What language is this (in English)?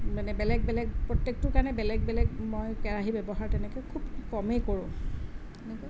Assamese